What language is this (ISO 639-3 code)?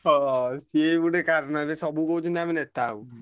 ori